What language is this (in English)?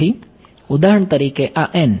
Gujarati